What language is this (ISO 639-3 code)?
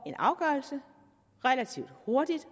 dan